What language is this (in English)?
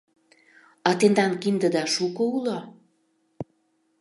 Mari